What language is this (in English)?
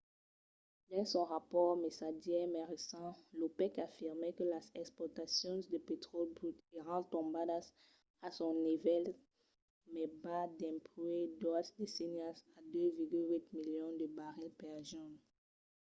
Occitan